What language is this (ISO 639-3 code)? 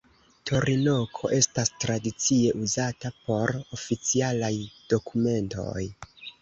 epo